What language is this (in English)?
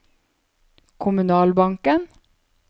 Norwegian